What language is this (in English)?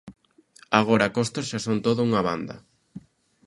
Galician